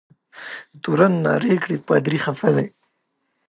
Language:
Pashto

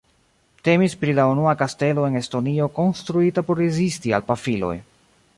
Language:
Esperanto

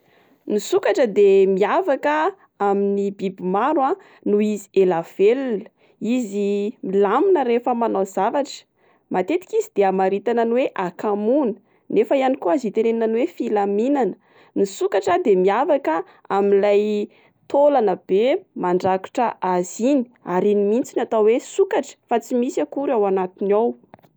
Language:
Malagasy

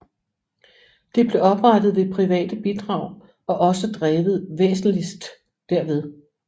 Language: Danish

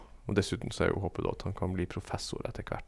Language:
Norwegian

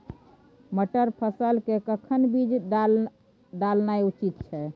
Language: Maithili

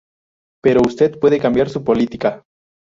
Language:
Spanish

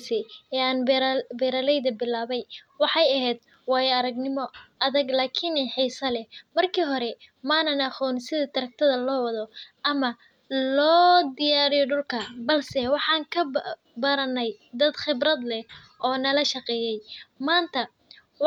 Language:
Somali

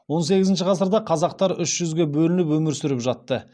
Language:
Kazakh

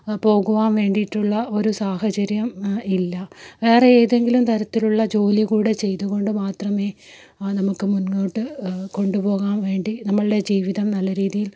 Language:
Malayalam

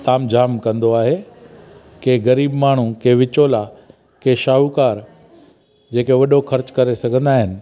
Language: Sindhi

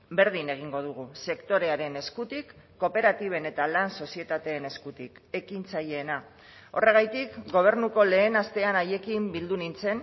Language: Basque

